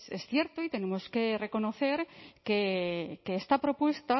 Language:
Spanish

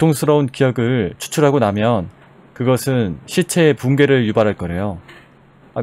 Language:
Korean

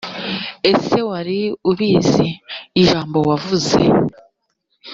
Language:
Kinyarwanda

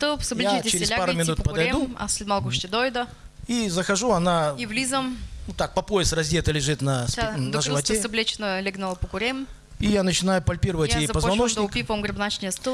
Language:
Russian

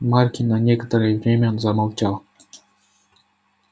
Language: Russian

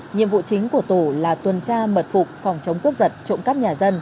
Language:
Vietnamese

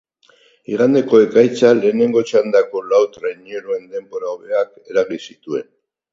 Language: Basque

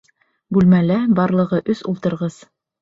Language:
Bashkir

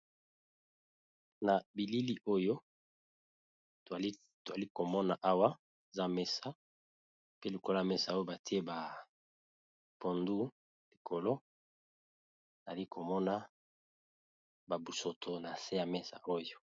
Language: Lingala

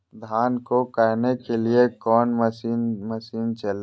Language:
Magahi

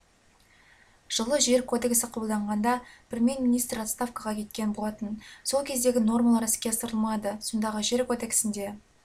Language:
Kazakh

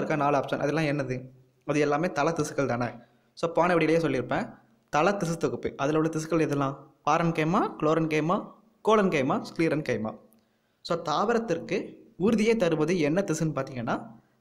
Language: Tamil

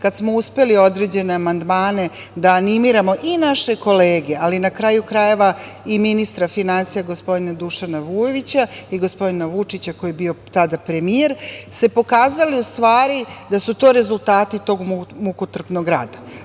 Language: Serbian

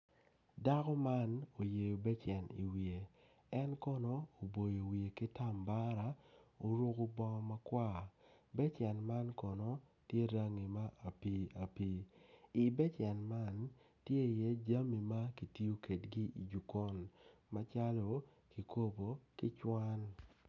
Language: Acoli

